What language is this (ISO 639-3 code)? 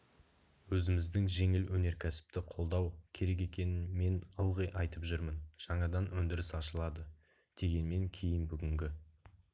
kaz